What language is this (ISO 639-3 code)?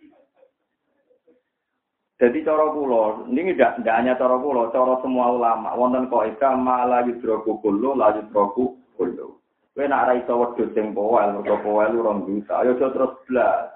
ind